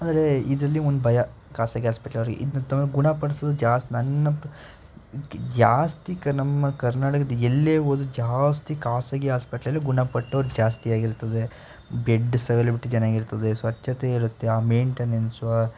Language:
Kannada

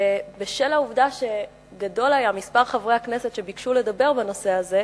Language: Hebrew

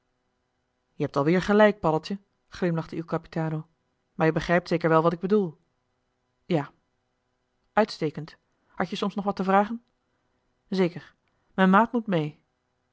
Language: Dutch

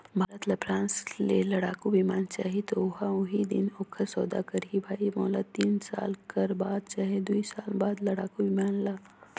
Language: Chhattisgarhi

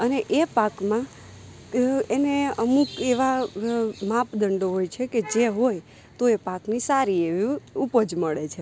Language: Gujarati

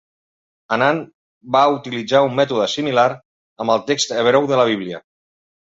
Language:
Catalan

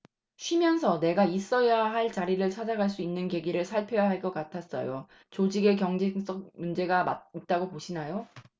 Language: Korean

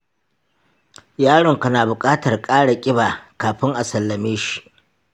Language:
Hausa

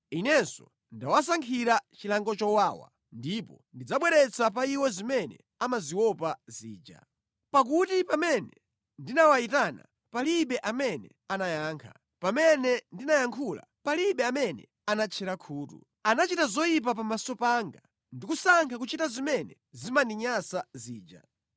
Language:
Nyanja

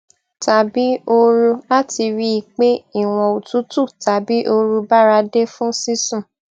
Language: Yoruba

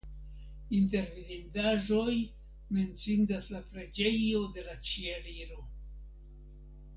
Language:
Esperanto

